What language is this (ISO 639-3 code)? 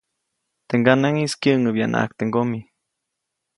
zoc